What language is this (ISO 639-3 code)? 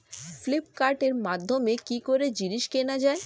ben